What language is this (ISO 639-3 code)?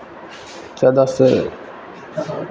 mai